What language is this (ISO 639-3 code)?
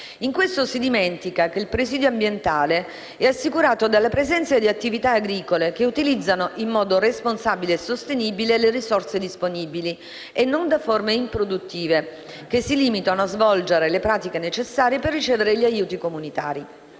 ita